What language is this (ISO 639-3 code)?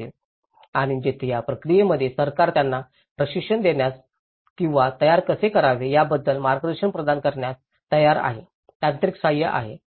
mar